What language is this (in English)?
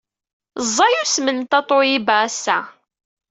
Kabyle